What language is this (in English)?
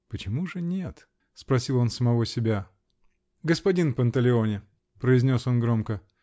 Russian